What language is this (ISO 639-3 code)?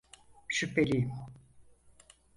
tur